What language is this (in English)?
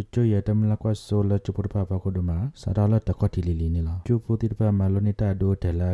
Indonesian